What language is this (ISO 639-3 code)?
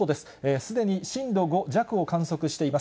jpn